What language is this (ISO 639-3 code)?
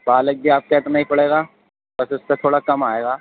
urd